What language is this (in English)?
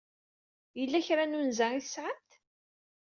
Kabyle